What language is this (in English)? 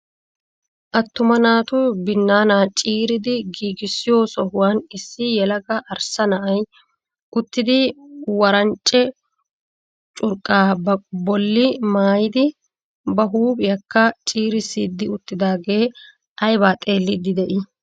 Wolaytta